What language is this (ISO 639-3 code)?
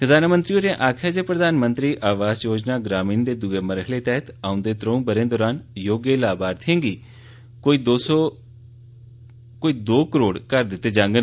doi